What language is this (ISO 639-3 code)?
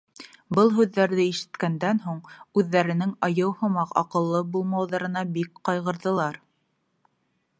bak